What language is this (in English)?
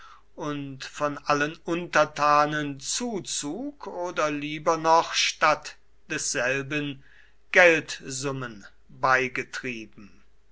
German